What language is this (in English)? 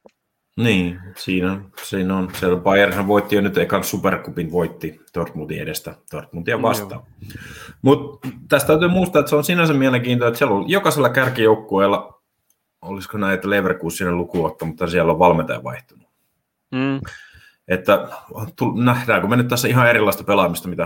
Finnish